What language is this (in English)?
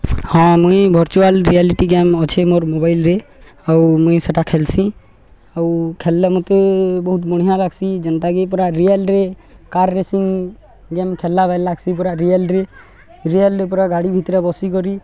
Odia